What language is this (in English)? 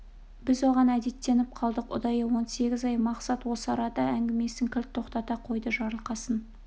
Kazakh